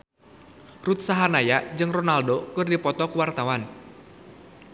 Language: Sundanese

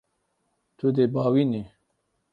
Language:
Kurdish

